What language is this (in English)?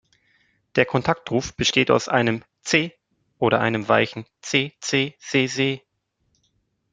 German